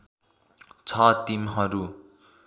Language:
Nepali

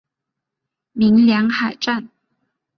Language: Chinese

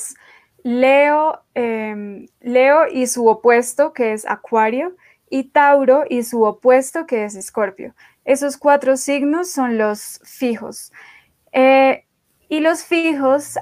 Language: Spanish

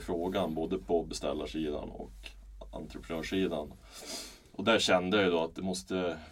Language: Swedish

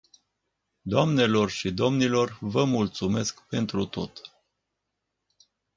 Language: Romanian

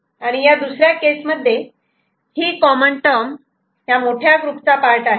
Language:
Marathi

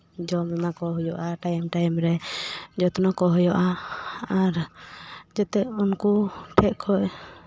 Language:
Santali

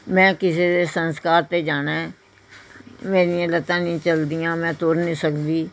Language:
Punjabi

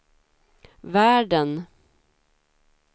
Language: Swedish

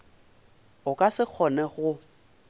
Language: Northern Sotho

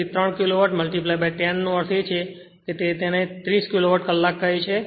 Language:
Gujarati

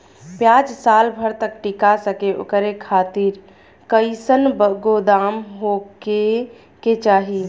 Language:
Bhojpuri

